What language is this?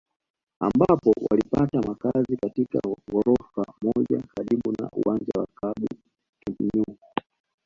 Swahili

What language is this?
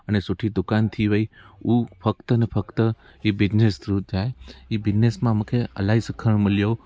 Sindhi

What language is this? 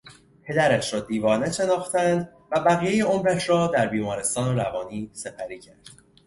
Persian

